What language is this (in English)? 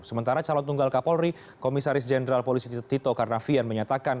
Indonesian